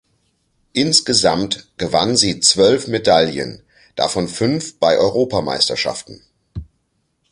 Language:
German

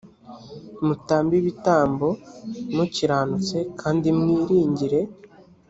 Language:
Kinyarwanda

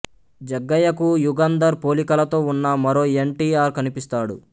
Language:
Telugu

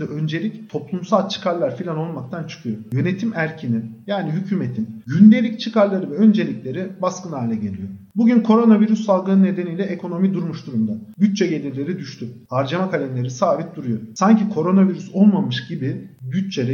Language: Turkish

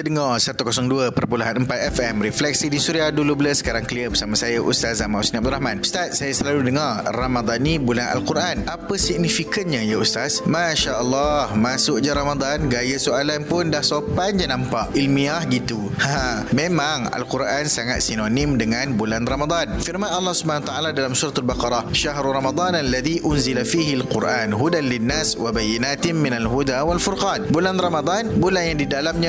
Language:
Malay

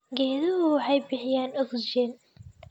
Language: Somali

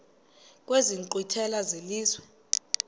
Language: Xhosa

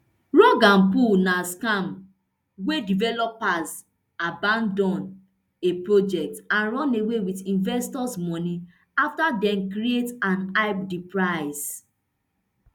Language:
Nigerian Pidgin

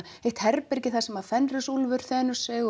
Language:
Icelandic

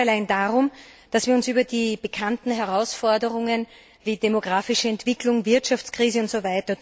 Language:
German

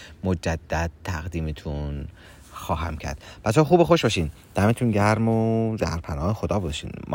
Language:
Persian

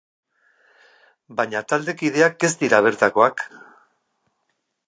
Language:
Basque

